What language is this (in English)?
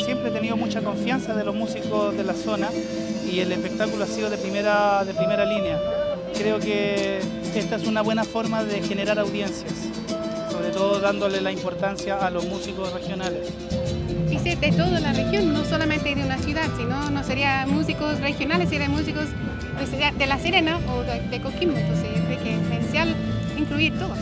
Spanish